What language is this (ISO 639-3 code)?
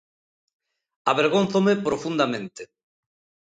glg